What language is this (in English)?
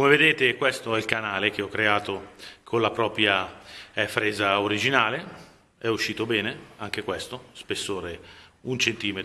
Italian